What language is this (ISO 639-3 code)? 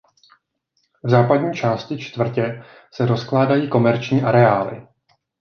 ces